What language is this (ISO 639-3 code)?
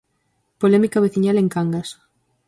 glg